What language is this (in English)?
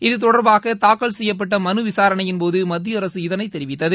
Tamil